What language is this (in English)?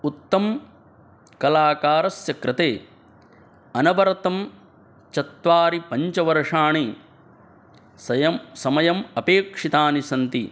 Sanskrit